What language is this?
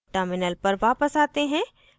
Hindi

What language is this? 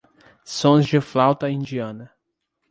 Portuguese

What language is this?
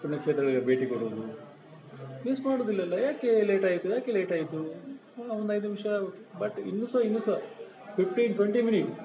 Kannada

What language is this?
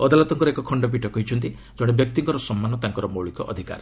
Odia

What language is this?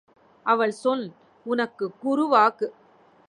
Tamil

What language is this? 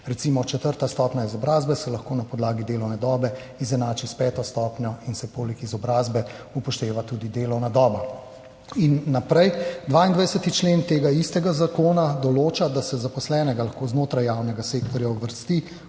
Slovenian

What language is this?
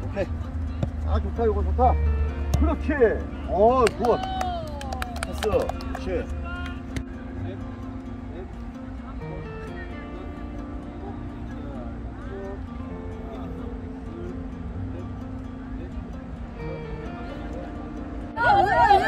Korean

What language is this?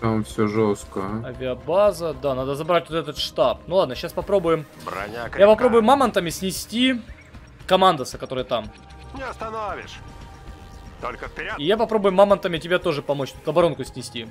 Russian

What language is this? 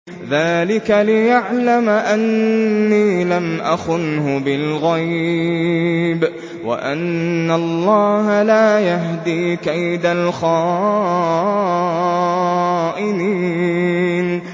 Arabic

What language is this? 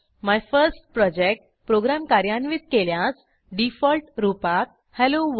Marathi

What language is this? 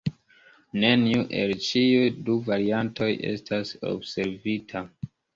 Esperanto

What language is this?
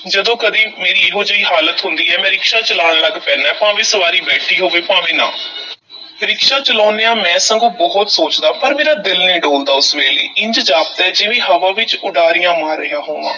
Punjabi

